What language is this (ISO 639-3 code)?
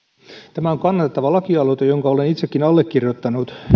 fin